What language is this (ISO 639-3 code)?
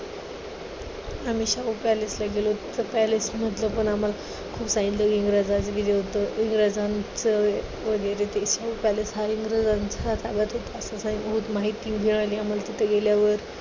mar